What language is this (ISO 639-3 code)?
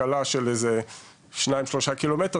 heb